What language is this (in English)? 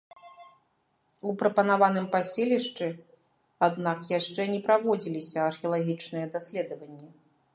Belarusian